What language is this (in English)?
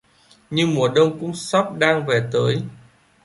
Vietnamese